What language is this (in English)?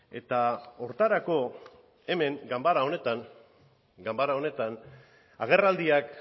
Basque